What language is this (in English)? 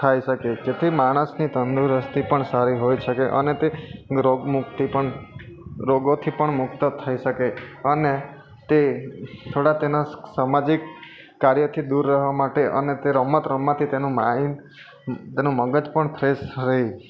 Gujarati